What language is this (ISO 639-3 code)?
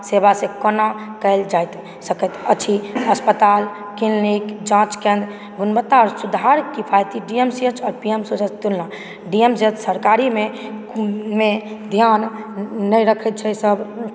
mai